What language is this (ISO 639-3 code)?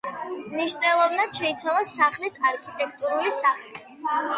kat